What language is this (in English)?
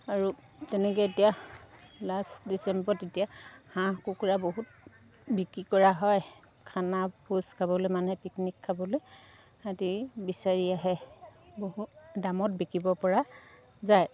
Assamese